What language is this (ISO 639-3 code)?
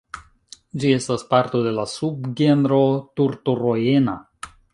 epo